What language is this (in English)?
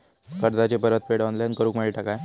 Marathi